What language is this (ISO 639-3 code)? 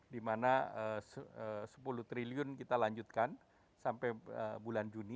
ind